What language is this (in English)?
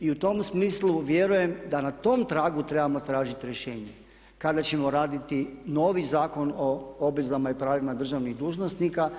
Croatian